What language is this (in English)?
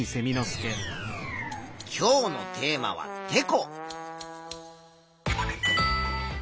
Japanese